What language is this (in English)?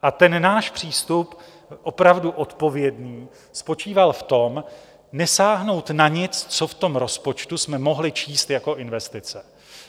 Czech